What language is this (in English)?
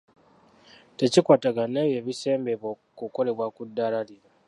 Ganda